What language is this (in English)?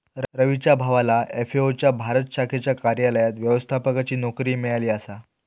Marathi